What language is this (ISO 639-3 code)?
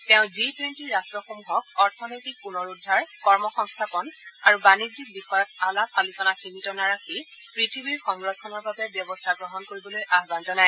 asm